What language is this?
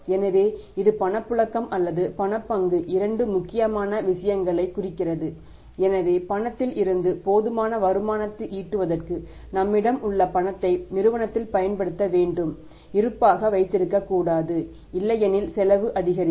Tamil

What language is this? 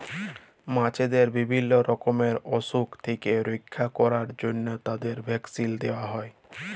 Bangla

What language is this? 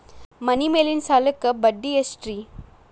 Kannada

